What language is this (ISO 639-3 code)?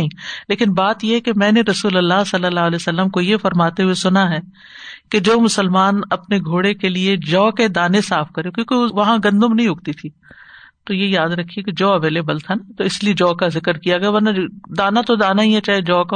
urd